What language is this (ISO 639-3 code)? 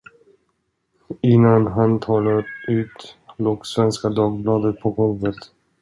swe